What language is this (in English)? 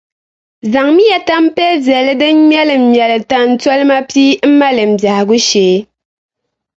Dagbani